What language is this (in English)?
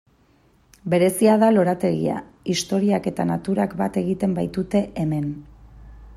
Basque